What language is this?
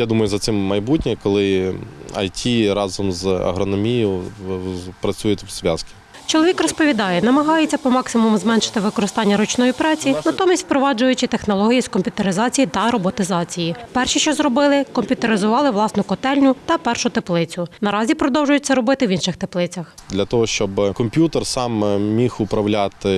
Ukrainian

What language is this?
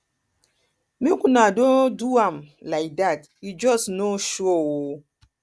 Nigerian Pidgin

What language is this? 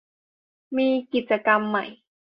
Thai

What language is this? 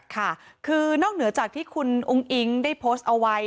Thai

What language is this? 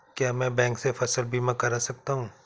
Hindi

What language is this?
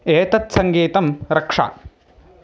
Sanskrit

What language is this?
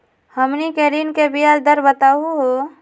Magahi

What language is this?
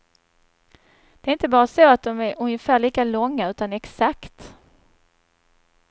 Swedish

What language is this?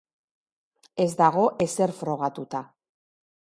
Basque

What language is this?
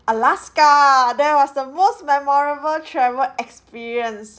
English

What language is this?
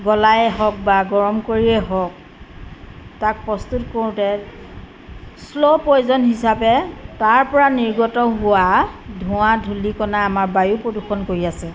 Assamese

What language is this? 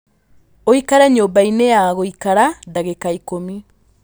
Kikuyu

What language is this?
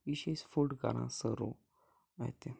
Kashmiri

